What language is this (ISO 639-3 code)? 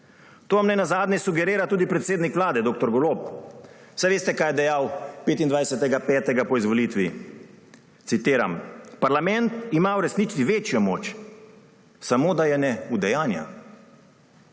slv